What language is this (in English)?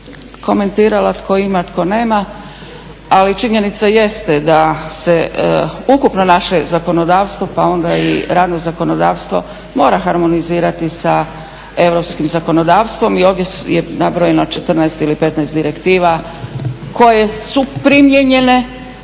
Croatian